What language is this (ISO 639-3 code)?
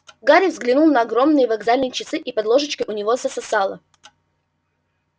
rus